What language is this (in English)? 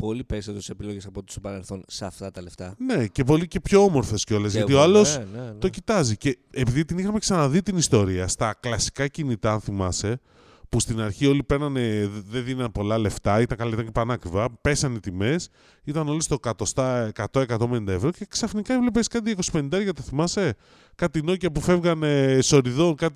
Greek